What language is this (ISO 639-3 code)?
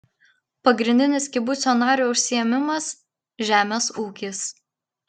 lit